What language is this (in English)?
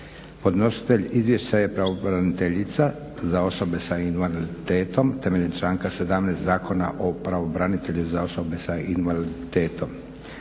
Croatian